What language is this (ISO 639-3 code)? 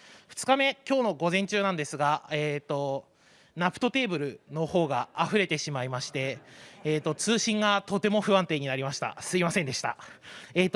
jpn